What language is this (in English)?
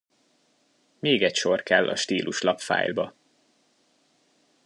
Hungarian